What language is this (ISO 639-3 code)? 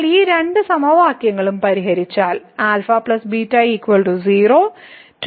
mal